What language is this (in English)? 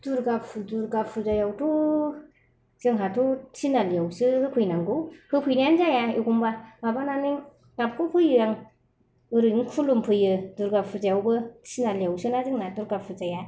Bodo